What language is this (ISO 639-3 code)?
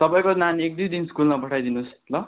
nep